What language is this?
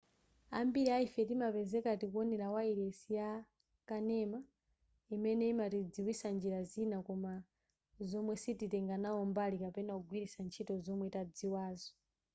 Nyanja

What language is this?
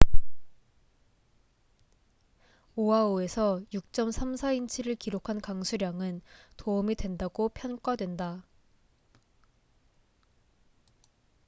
Korean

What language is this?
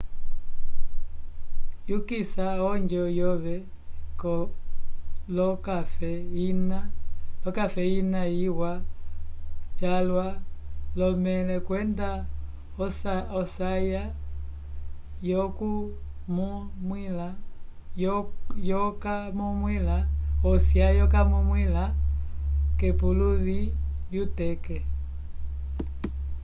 Umbundu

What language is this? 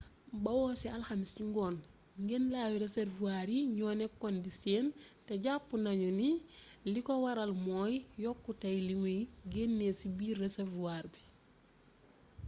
Wolof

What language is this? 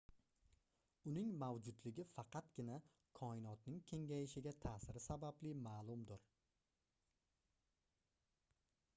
Uzbek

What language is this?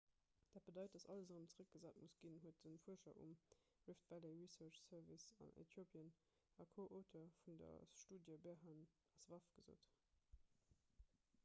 Luxembourgish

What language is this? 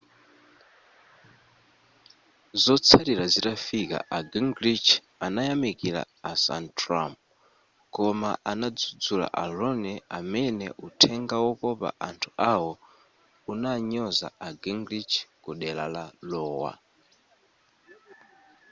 Nyanja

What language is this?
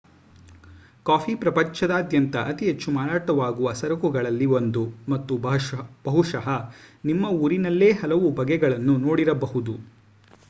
Kannada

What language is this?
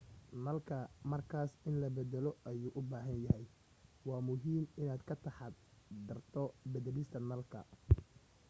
Somali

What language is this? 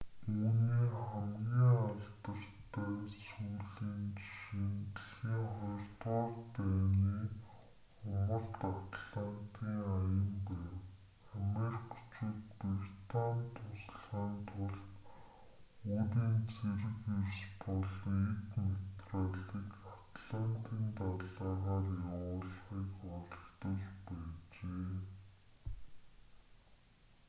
Mongolian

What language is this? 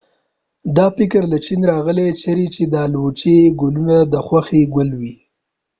Pashto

